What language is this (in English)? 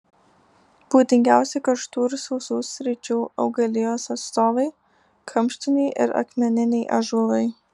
Lithuanian